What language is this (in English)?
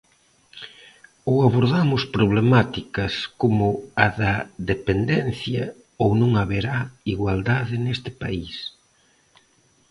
Galician